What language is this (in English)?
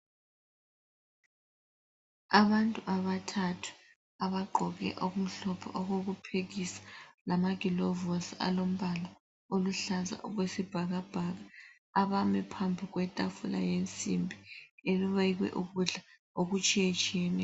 North Ndebele